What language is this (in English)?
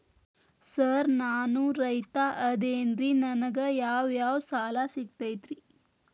Kannada